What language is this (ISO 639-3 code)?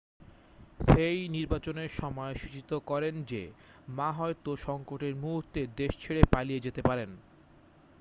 ben